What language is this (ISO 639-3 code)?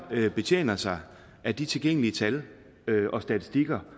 dan